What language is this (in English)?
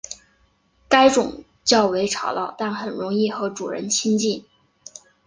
Chinese